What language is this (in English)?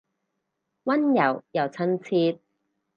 Cantonese